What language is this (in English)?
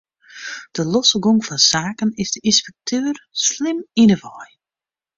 Western Frisian